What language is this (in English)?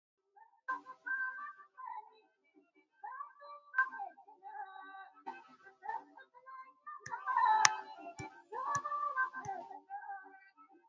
English